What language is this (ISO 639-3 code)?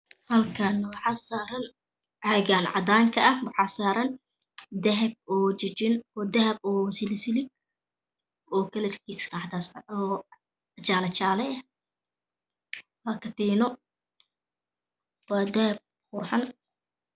som